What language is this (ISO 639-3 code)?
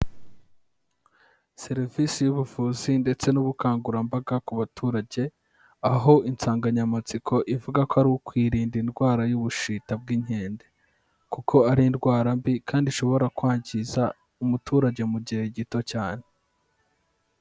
kin